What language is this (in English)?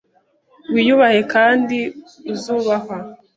Kinyarwanda